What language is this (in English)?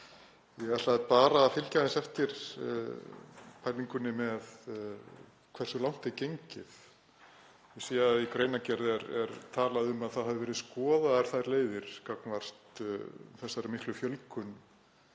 Icelandic